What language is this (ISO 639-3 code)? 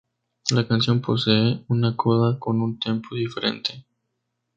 spa